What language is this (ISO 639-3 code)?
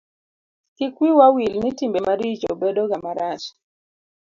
luo